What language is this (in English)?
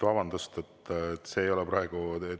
Estonian